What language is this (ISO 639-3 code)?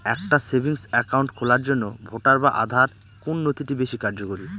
ben